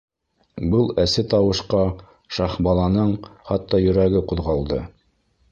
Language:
Bashkir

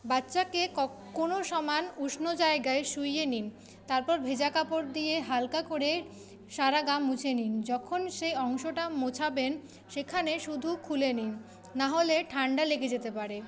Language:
Bangla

